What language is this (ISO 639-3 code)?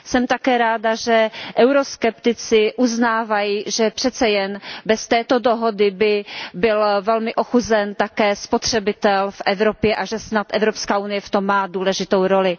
ces